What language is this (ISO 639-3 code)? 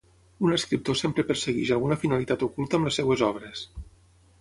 cat